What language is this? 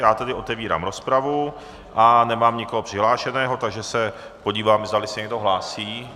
Czech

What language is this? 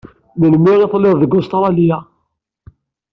Kabyle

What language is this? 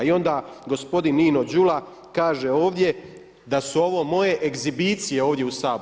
Croatian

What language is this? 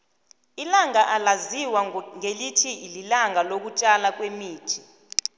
South Ndebele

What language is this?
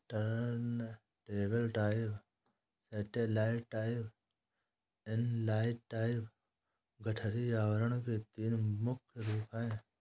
Hindi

